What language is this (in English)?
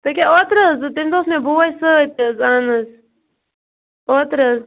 Kashmiri